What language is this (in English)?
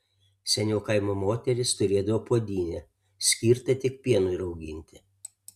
Lithuanian